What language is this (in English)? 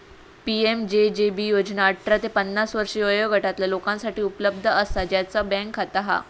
Marathi